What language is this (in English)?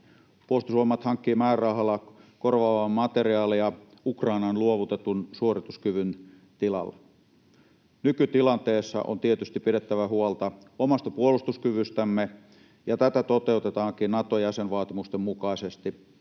Finnish